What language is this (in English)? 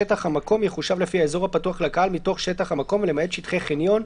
Hebrew